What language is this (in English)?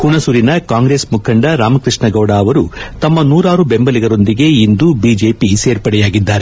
Kannada